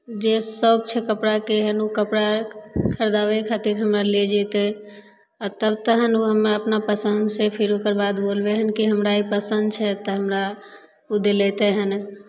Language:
Maithili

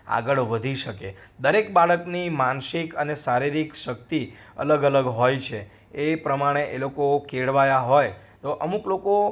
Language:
Gujarati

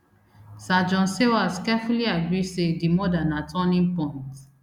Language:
Nigerian Pidgin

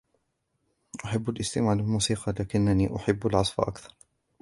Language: Arabic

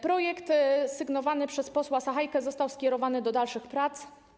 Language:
Polish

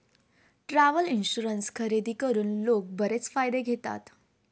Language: Marathi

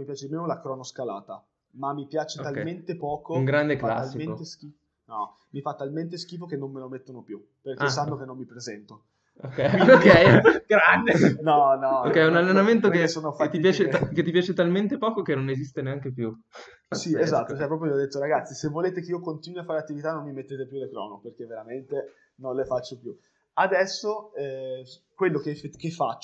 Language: Italian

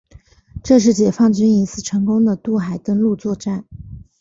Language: Chinese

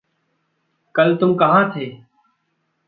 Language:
Hindi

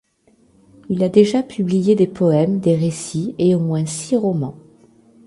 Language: French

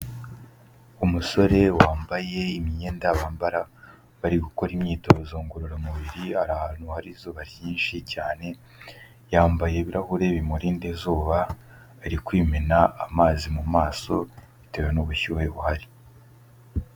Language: Kinyarwanda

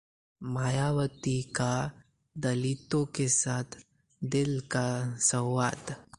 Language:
Hindi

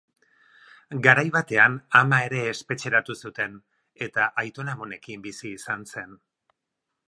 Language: Basque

